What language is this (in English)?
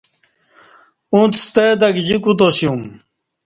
Kati